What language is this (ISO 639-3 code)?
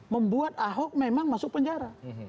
ind